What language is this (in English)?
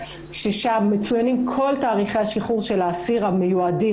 Hebrew